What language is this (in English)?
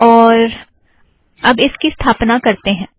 Hindi